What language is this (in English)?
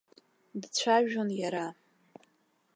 Abkhazian